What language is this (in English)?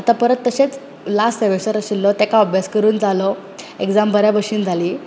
Konkani